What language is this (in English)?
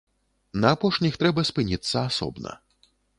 Belarusian